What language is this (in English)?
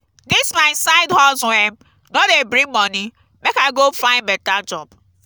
Nigerian Pidgin